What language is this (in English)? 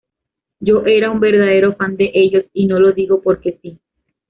Spanish